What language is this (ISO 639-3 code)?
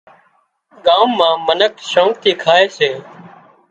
kxp